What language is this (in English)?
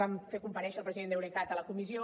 Catalan